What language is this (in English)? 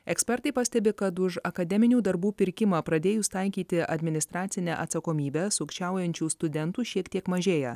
Lithuanian